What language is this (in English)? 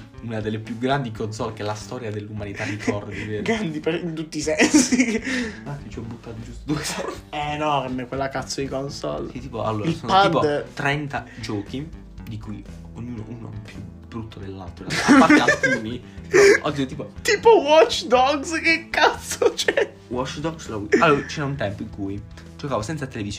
Italian